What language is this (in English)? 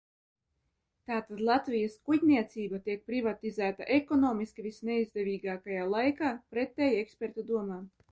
Latvian